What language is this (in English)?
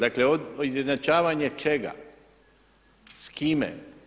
Croatian